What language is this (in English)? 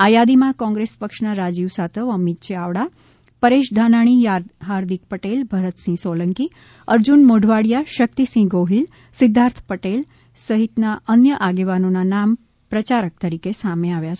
Gujarati